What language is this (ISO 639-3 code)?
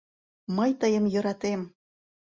chm